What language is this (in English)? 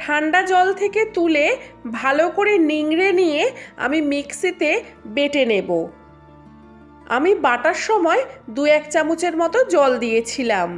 Bangla